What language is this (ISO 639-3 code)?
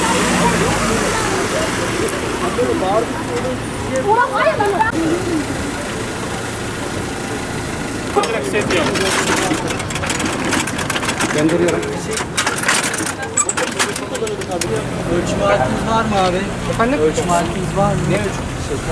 tur